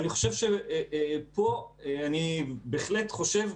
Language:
Hebrew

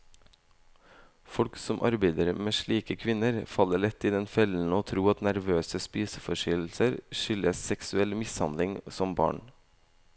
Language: Norwegian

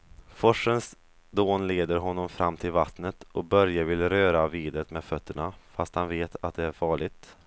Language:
Swedish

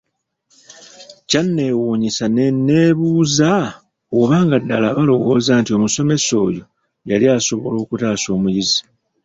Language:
Ganda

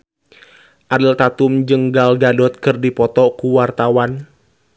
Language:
Sundanese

